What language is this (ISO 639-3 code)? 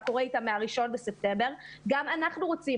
heb